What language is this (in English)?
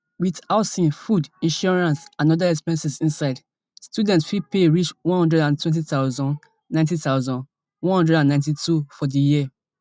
Nigerian Pidgin